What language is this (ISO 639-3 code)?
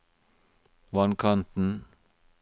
nor